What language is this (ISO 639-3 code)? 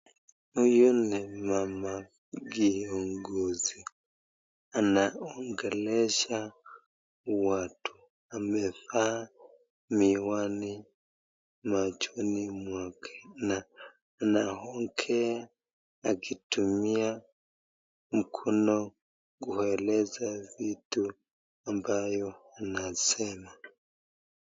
swa